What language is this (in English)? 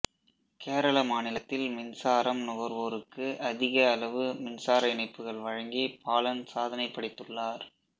Tamil